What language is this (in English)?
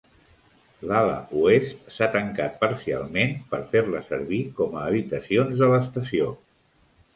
Catalan